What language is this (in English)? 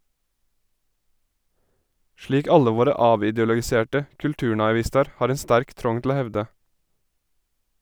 Norwegian